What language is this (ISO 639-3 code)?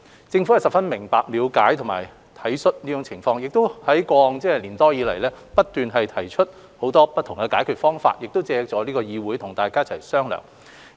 yue